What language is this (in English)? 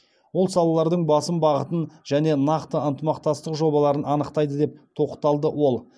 Kazakh